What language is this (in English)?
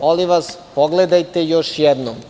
Serbian